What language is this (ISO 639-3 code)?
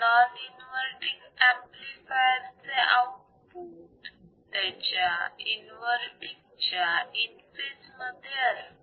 mar